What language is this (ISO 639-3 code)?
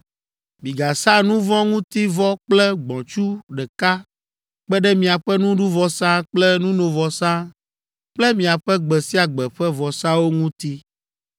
ewe